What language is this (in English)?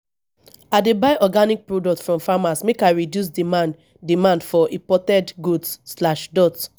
Nigerian Pidgin